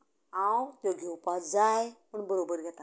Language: Konkani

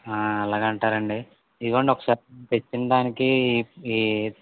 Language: Telugu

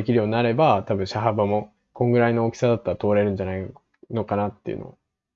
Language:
Japanese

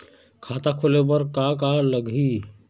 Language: Chhattisgarhi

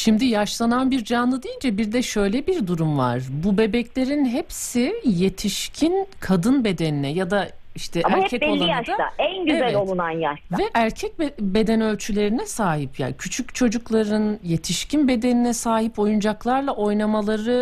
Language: Turkish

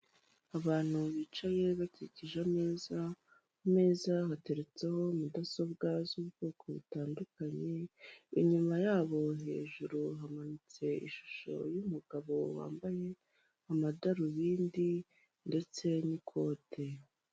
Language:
Kinyarwanda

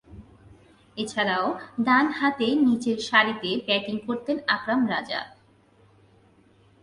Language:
Bangla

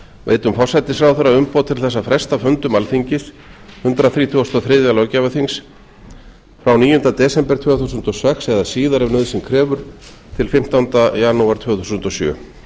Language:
Icelandic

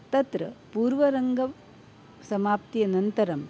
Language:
Sanskrit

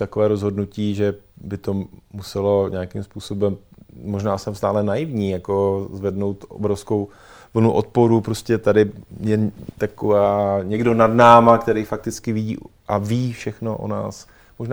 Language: Czech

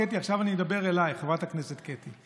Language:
Hebrew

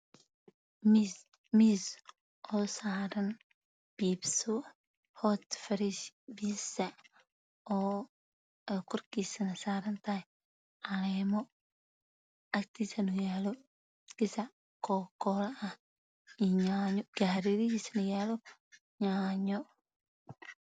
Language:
Somali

